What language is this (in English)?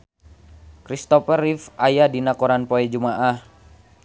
Sundanese